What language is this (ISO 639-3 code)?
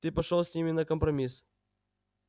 rus